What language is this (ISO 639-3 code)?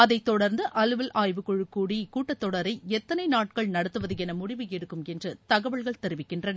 tam